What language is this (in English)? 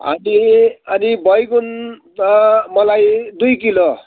Nepali